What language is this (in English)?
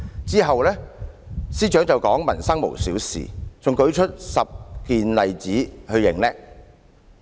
Cantonese